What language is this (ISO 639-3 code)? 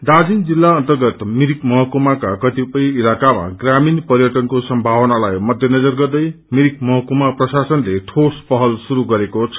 nep